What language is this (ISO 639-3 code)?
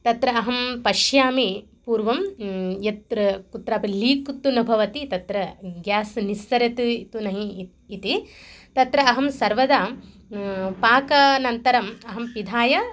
san